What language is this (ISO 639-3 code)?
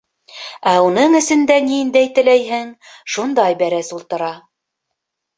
bak